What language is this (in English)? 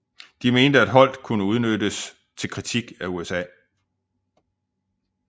Danish